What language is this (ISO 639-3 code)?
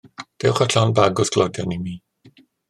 cym